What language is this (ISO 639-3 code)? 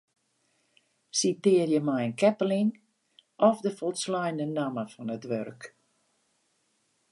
fry